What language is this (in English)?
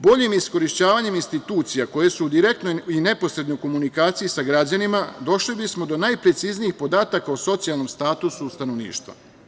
Serbian